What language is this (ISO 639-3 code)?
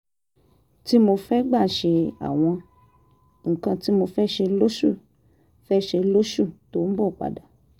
yor